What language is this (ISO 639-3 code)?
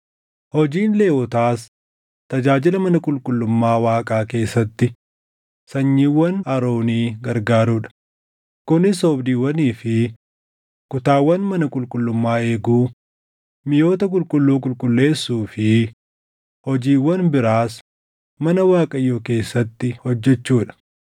orm